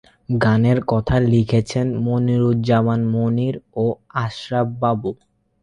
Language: Bangla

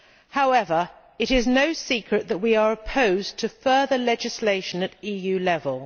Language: English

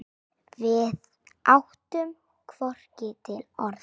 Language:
Icelandic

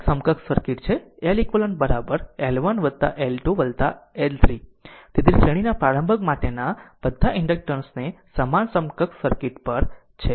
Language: Gujarati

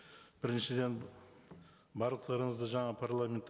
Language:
Kazakh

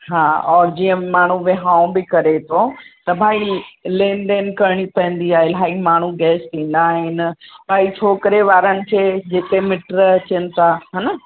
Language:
Sindhi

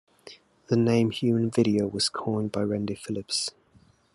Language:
English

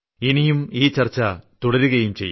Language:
Malayalam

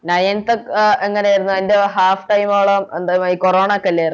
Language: Malayalam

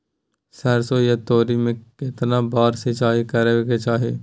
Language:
Maithili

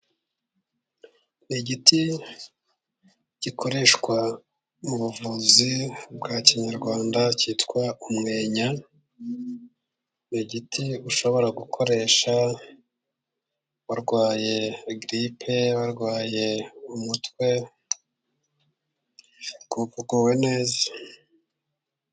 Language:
Kinyarwanda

